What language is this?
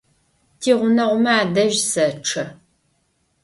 Adyghe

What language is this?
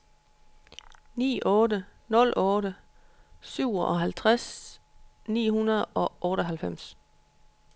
Danish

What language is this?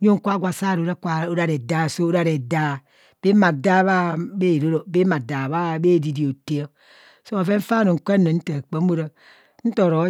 Kohumono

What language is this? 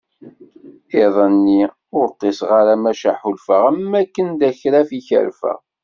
Kabyle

